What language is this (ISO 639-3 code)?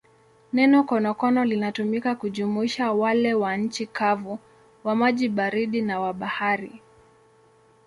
swa